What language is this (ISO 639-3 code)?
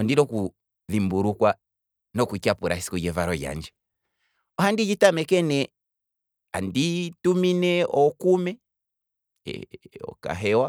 kwm